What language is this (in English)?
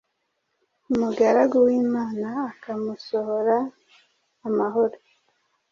Kinyarwanda